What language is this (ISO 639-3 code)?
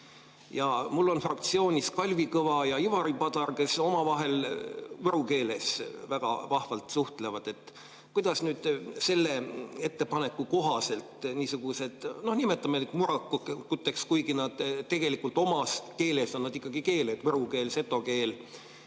est